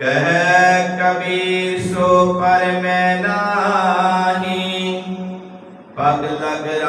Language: Punjabi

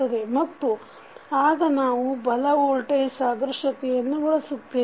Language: Kannada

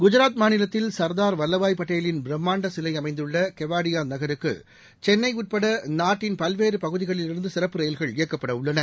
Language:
Tamil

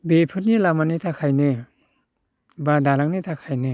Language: Bodo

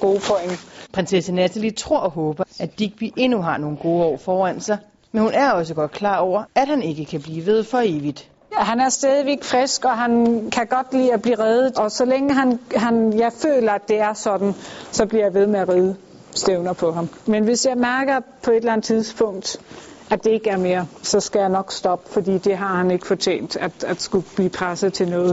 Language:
Danish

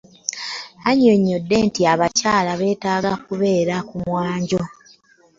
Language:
Ganda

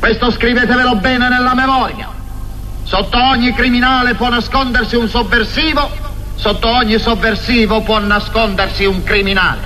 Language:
Italian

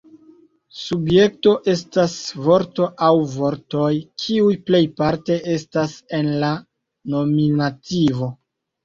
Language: Esperanto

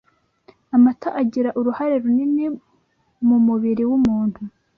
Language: Kinyarwanda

